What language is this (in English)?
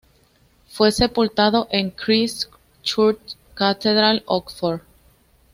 Spanish